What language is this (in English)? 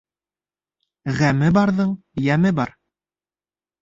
Bashkir